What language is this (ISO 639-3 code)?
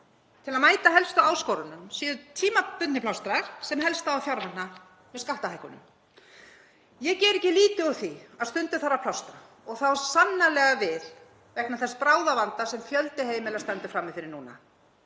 isl